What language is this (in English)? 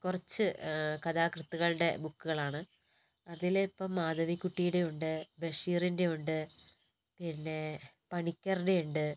Malayalam